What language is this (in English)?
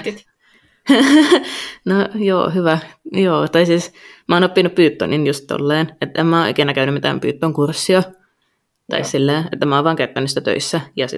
Finnish